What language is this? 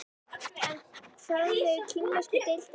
Icelandic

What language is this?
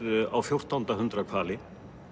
Icelandic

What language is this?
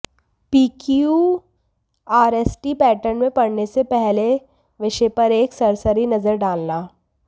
Hindi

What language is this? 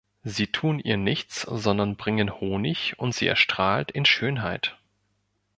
German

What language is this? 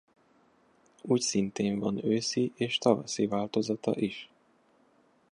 Hungarian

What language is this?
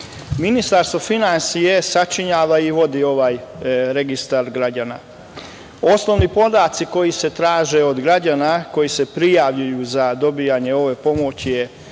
Serbian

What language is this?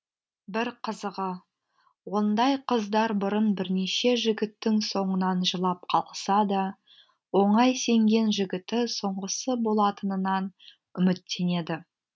Kazakh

